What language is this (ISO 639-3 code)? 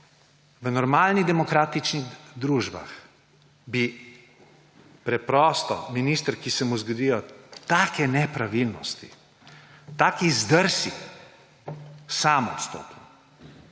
slv